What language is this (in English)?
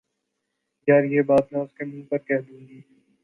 Urdu